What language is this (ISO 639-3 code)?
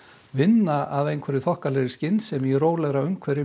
isl